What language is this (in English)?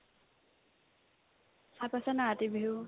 Assamese